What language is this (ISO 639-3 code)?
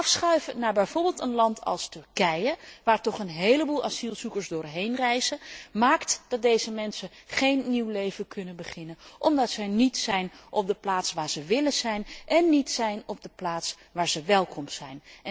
nld